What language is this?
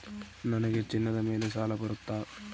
Kannada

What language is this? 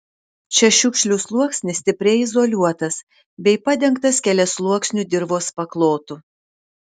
Lithuanian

